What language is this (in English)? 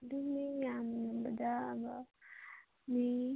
Manipuri